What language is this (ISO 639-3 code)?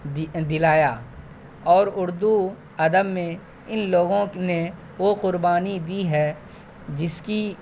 urd